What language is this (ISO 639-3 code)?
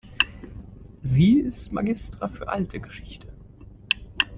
deu